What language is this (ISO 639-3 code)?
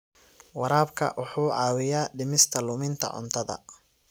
som